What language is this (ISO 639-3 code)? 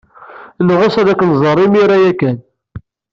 kab